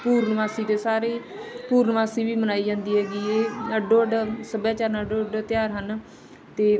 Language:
Punjabi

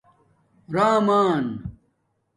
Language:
Domaaki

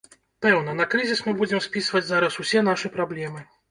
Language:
Belarusian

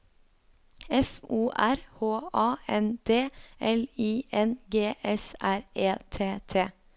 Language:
Norwegian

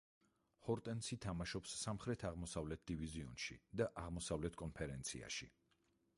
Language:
Georgian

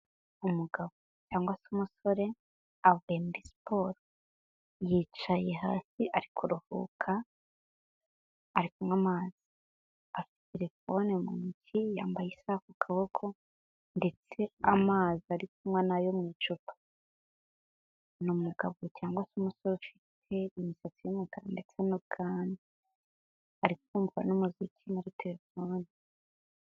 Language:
Kinyarwanda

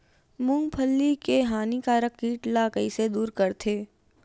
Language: Chhattisgarhi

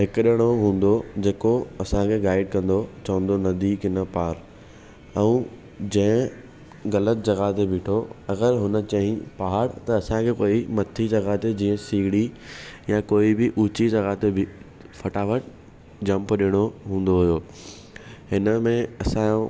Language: Sindhi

